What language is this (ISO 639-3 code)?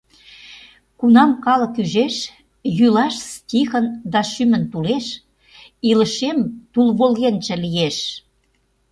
chm